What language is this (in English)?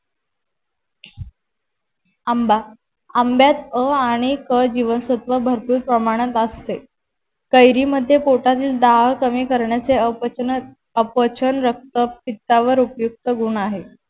Marathi